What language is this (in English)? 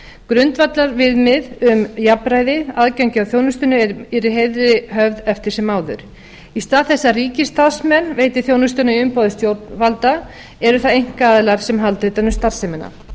Icelandic